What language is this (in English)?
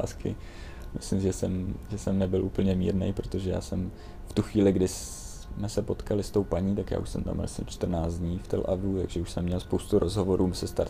Czech